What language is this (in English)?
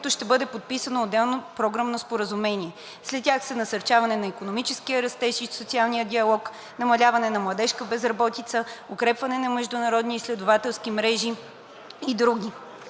Bulgarian